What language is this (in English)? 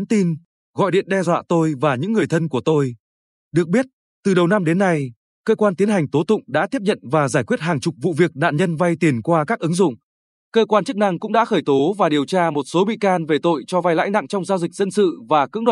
Vietnamese